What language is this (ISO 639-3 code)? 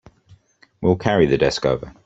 eng